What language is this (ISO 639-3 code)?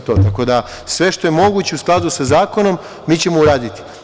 srp